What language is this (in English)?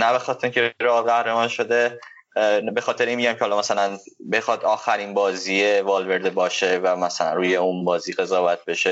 Persian